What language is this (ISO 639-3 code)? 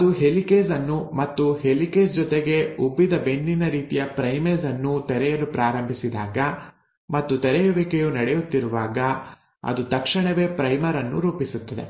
kan